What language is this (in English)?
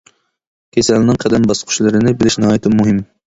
Uyghur